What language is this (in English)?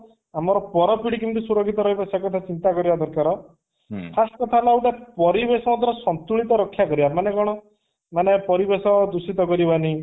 Odia